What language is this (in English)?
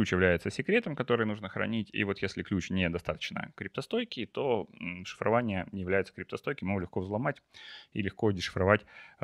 Russian